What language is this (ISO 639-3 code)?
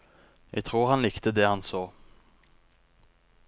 nor